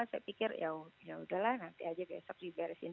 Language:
Indonesian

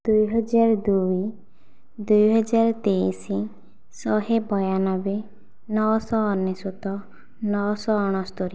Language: Odia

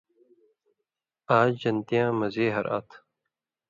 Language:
Indus Kohistani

